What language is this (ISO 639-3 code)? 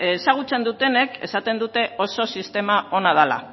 eus